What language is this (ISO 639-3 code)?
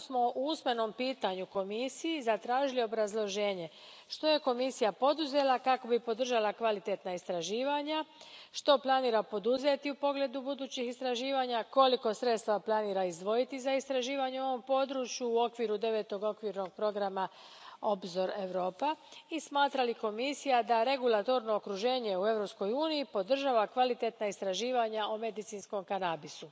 hrv